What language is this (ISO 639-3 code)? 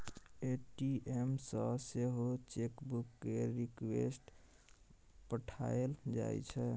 mai